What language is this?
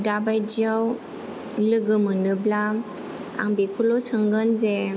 Bodo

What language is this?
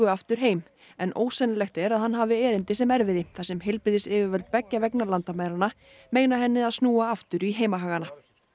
Icelandic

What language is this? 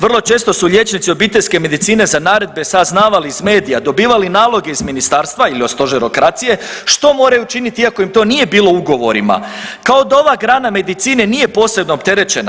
Croatian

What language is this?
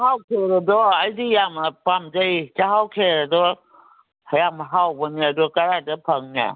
Manipuri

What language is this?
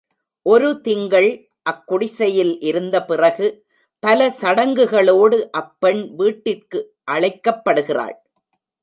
Tamil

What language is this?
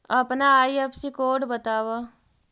Magahi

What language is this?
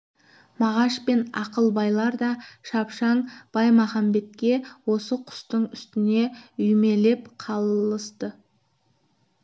Kazakh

